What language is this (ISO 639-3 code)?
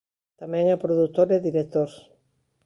glg